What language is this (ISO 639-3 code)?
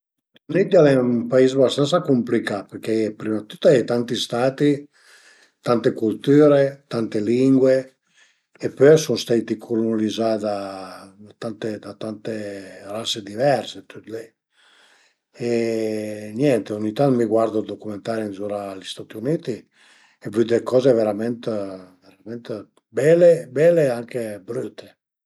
pms